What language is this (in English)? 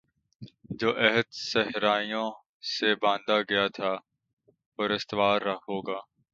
Urdu